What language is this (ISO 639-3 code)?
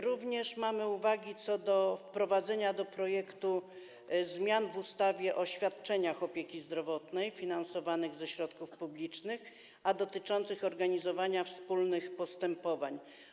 pol